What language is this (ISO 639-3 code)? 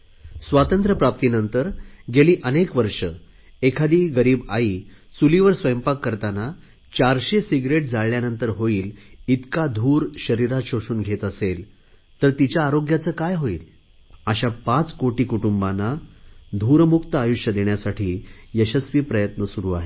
mar